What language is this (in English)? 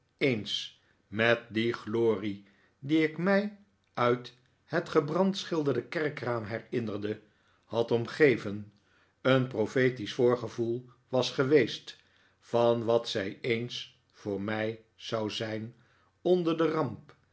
Dutch